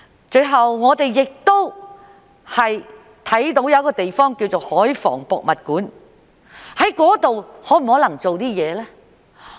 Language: Cantonese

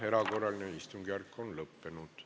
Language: Estonian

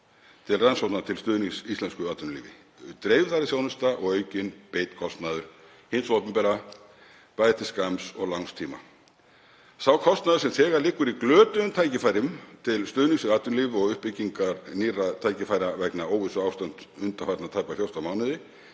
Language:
Icelandic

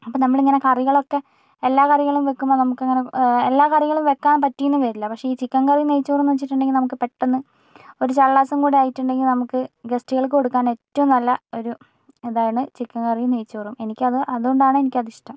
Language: Malayalam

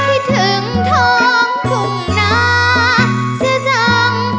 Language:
Thai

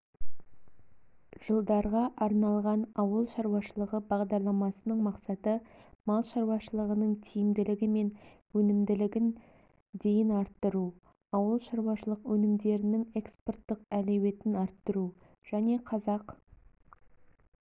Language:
Kazakh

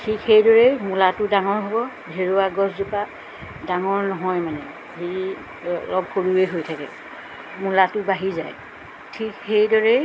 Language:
Assamese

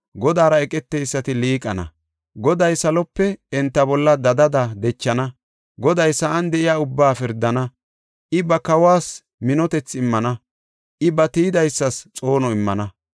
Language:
Gofa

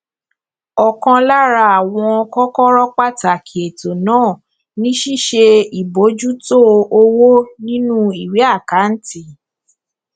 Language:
Yoruba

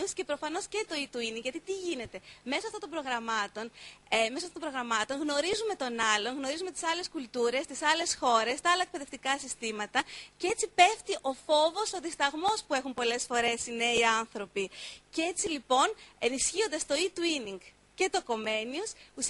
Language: Greek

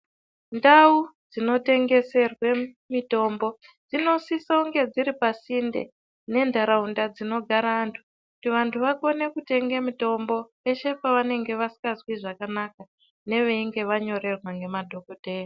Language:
Ndau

